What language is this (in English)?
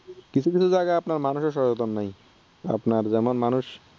Bangla